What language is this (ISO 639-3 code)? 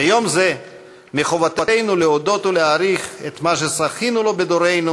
heb